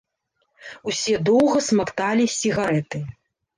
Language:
Belarusian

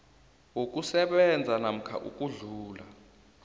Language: South Ndebele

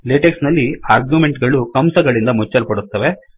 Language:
Kannada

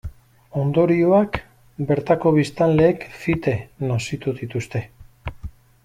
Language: Basque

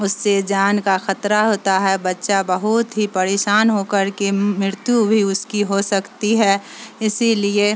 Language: Urdu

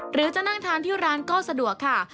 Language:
Thai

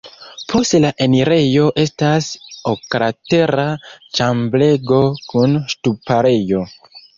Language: Esperanto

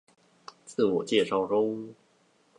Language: Chinese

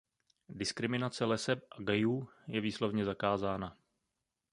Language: Czech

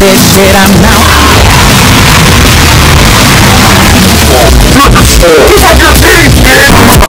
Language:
English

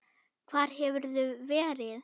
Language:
Icelandic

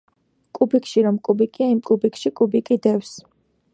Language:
Georgian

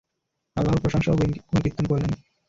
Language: Bangla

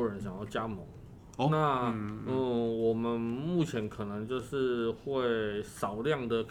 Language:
Chinese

